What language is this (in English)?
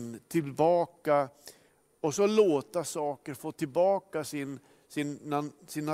Swedish